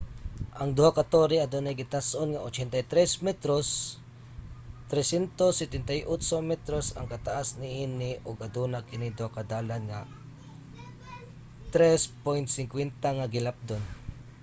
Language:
Cebuano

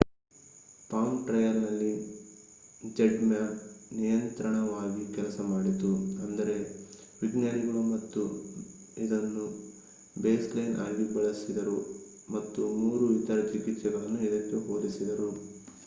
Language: Kannada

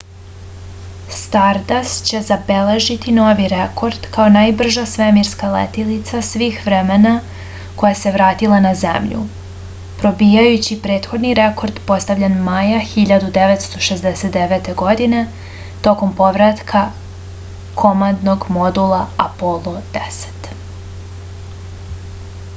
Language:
Serbian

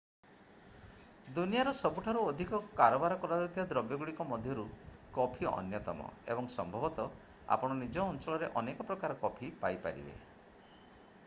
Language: Odia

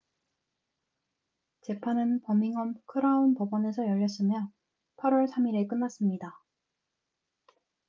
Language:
Korean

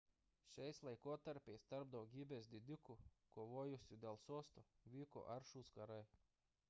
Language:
Lithuanian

